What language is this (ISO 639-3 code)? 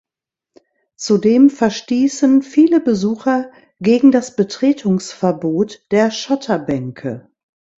deu